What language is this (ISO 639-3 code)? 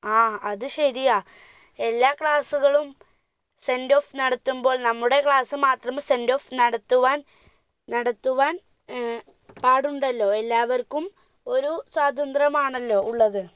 mal